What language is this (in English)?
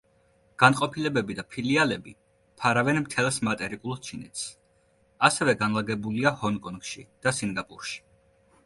Georgian